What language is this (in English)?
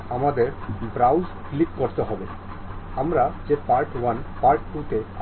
Bangla